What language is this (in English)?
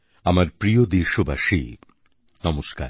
Bangla